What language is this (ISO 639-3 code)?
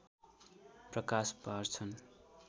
nep